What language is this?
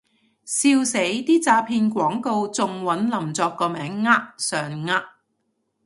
Cantonese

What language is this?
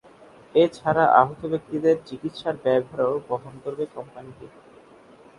Bangla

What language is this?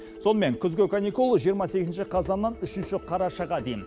Kazakh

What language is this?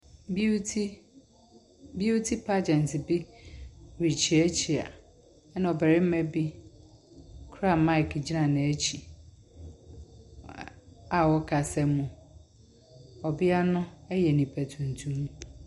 Akan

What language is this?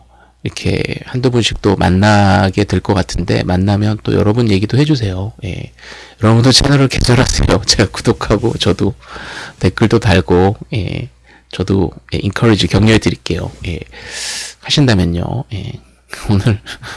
Korean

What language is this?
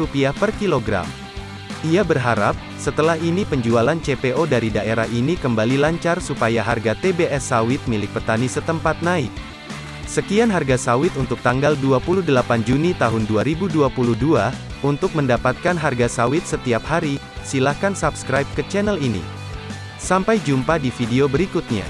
Indonesian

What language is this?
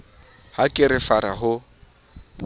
Southern Sotho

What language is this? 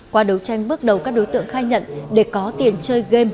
Vietnamese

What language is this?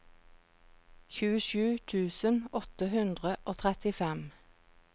Norwegian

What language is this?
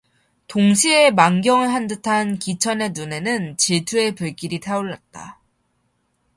Korean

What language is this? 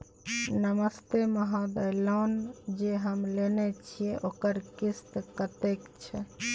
Maithili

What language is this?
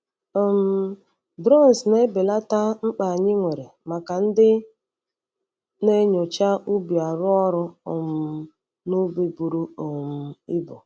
Igbo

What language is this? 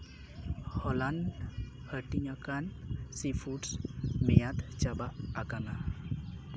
Santali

